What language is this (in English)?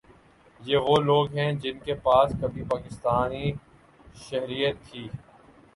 Urdu